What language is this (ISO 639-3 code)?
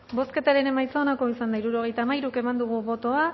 eus